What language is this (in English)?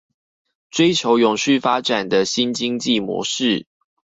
Chinese